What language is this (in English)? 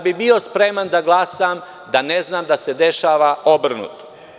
Serbian